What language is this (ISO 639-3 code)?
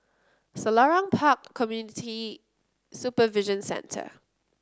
eng